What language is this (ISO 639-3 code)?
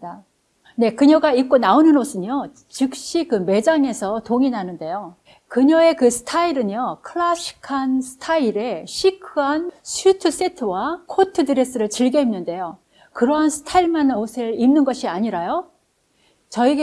kor